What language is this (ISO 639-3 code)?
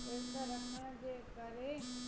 snd